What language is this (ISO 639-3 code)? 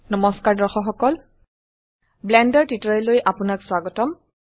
asm